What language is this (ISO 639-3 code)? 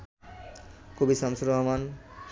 ben